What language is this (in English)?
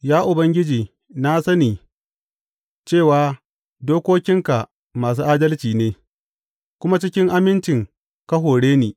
Hausa